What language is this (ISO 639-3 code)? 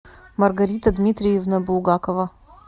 rus